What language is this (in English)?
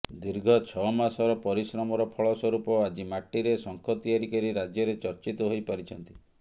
Odia